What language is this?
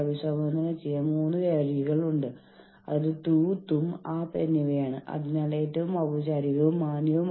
Malayalam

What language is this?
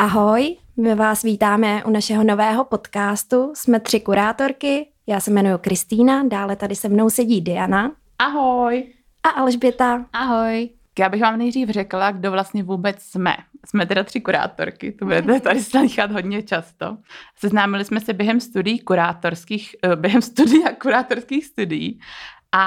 Czech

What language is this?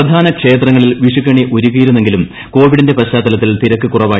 Malayalam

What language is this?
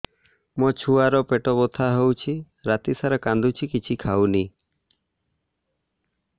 Odia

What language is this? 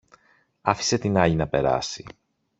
Greek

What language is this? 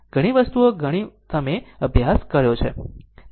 Gujarati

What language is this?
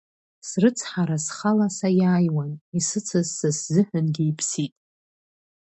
Abkhazian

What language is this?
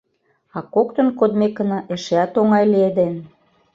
Mari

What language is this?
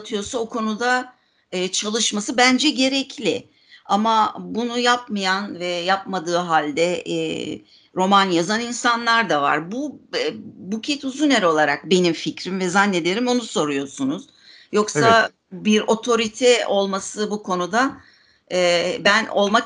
Turkish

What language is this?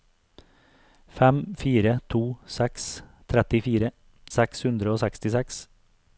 Norwegian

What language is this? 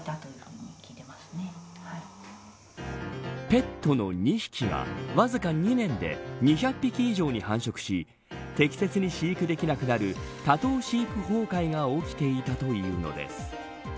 Japanese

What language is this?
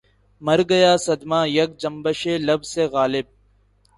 Urdu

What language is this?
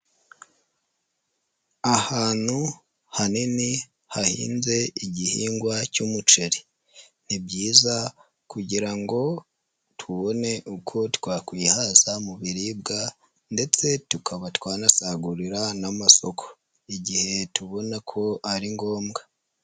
Kinyarwanda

